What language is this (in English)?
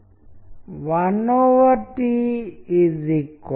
Telugu